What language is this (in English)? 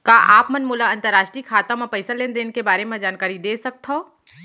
Chhattisgarhi